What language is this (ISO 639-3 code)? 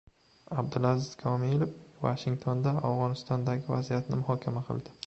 uzb